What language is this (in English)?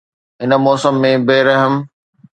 Sindhi